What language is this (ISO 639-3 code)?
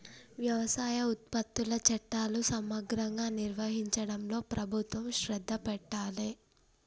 tel